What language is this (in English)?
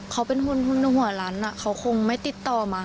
Thai